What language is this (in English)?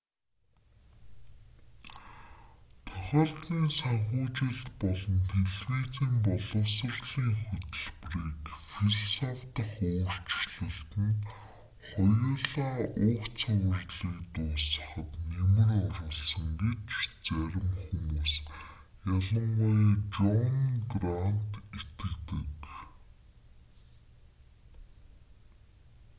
Mongolian